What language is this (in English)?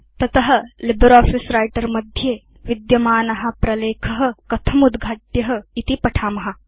Sanskrit